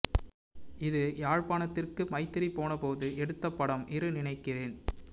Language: Tamil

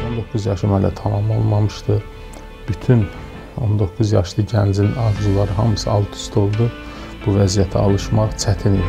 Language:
Turkish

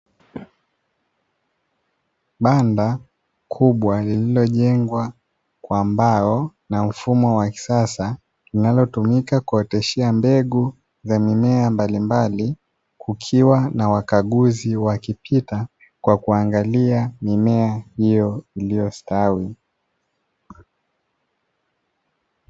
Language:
Swahili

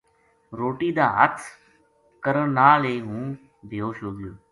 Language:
Gujari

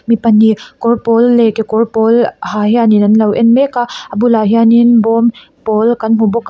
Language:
Mizo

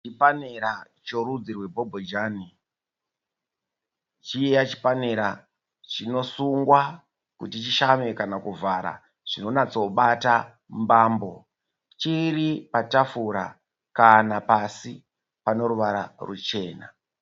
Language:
Shona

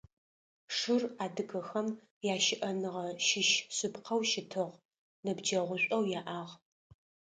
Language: Adyghe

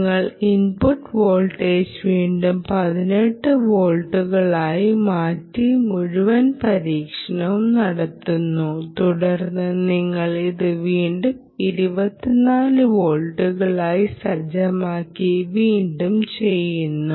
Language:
Malayalam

